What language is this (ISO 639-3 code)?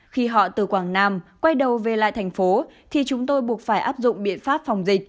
vie